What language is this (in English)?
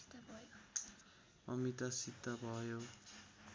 Nepali